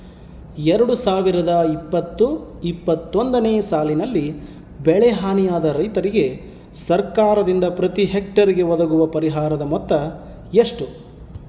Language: Kannada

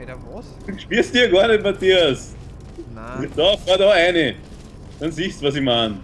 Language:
German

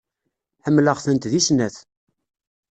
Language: Kabyle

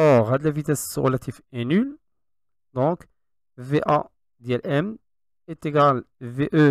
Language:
French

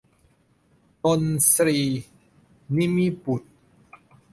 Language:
Thai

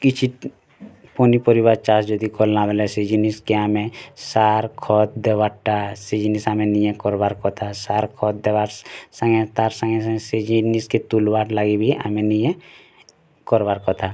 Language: Odia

